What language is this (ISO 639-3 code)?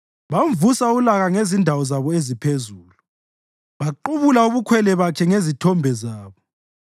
nde